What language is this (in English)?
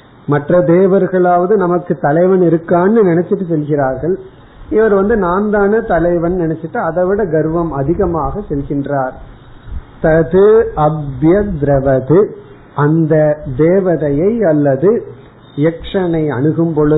Tamil